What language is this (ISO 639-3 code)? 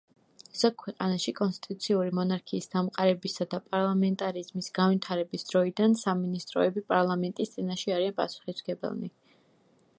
kat